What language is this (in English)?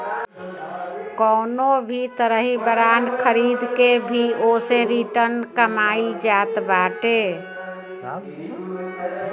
Bhojpuri